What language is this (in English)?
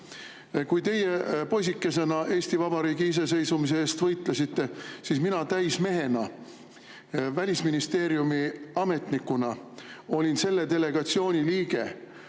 Estonian